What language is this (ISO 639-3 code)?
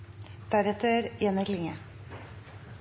nob